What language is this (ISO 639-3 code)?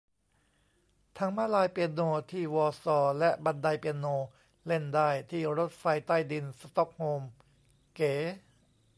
tha